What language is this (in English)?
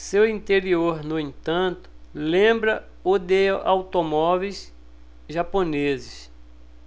Portuguese